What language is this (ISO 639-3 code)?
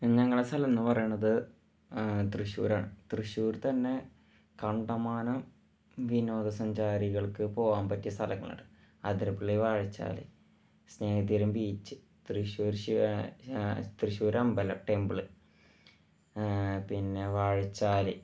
mal